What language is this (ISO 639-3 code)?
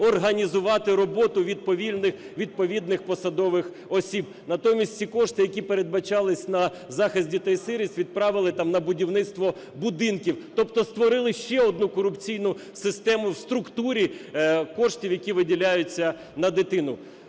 ukr